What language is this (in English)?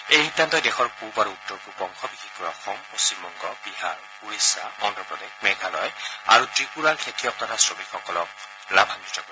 Assamese